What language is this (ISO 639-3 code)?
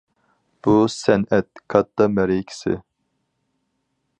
uig